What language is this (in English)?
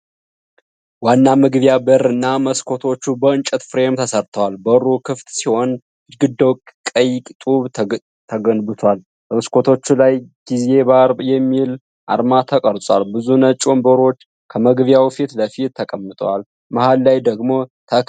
Amharic